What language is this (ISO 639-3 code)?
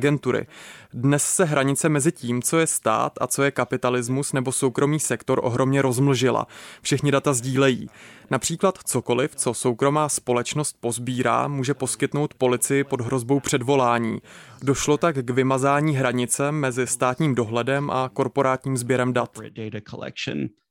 ces